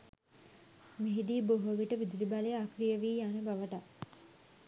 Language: Sinhala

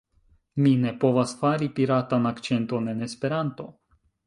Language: Esperanto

